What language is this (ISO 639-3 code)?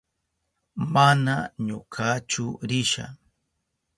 qup